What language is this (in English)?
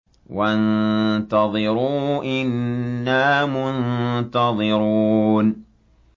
Arabic